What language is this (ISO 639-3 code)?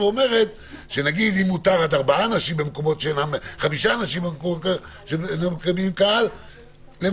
heb